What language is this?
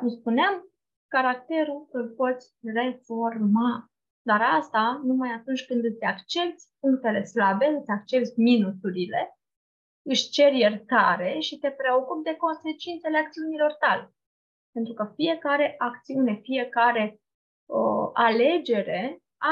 Romanian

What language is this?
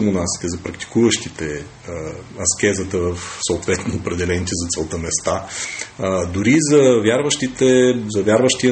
Bulgarian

